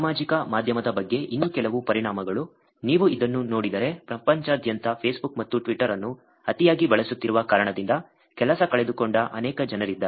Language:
Kannada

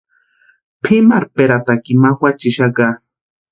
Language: Western Highland Purepecha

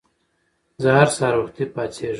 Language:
Pashto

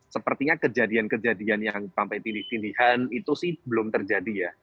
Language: Indonesian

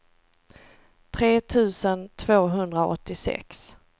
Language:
Swedish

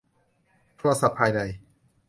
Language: Thai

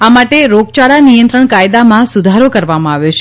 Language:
Gujarati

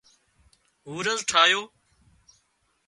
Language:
Wadiyara Koli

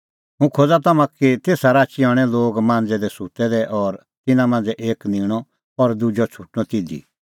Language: Kullu Pahari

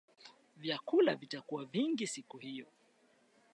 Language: Swahili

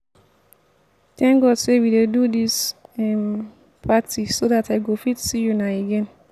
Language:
Nigerian Pidgin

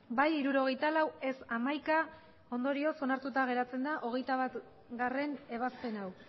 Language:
Basque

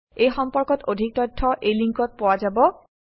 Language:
Assamese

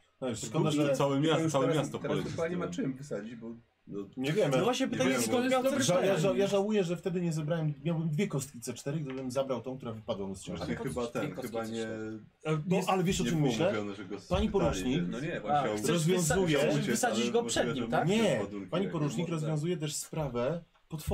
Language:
Polish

